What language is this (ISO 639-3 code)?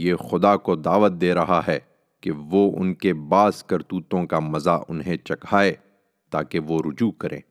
urd